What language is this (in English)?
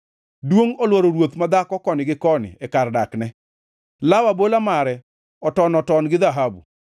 Luo (Kenya and Tanzania)